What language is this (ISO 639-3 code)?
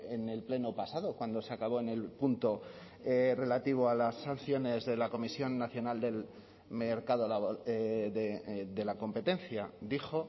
spa